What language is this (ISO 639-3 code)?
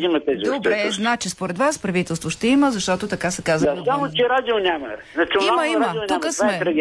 bul